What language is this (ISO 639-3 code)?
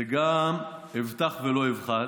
heb